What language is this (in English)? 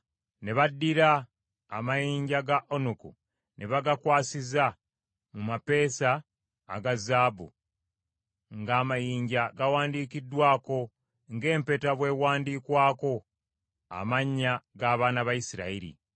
Ganda